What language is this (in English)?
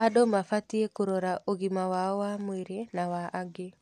Kikuyu